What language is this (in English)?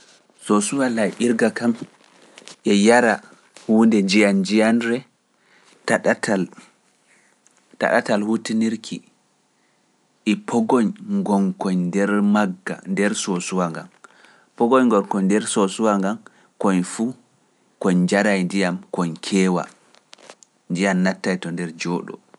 Pular